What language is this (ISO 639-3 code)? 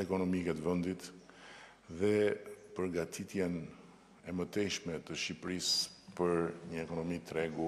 ron